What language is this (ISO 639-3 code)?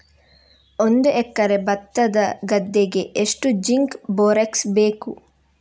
kan